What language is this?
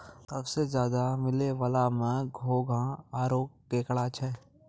Maithili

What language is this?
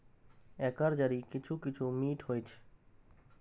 Maithili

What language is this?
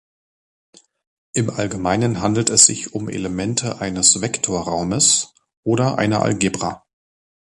German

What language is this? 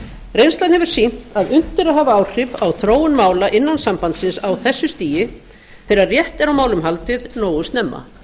Icelandic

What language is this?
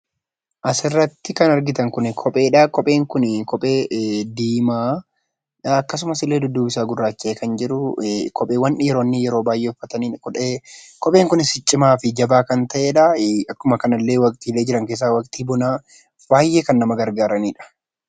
Oromo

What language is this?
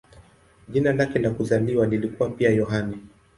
Swahili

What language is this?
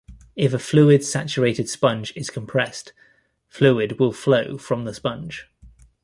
English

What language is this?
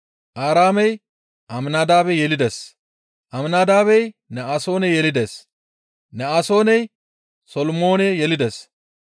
Gamo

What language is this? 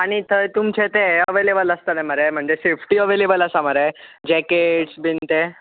Konkani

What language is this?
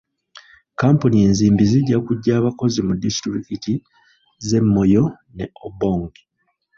Ganda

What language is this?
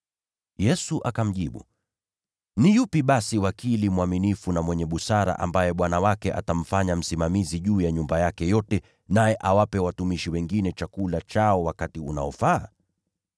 Swahili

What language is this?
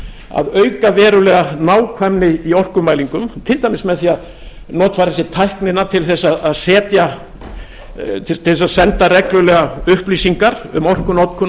Icelandic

